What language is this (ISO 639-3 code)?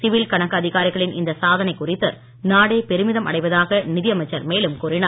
tam